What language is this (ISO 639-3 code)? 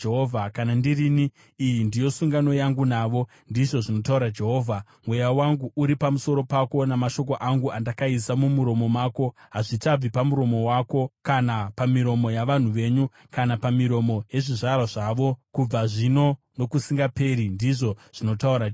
sna